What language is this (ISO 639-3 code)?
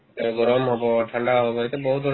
asm